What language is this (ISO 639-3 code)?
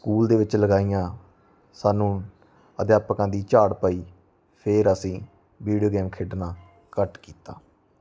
pan